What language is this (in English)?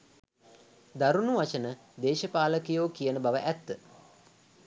Sinhala